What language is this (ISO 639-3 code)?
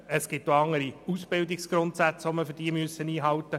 gsw